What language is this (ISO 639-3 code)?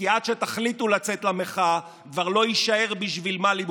heb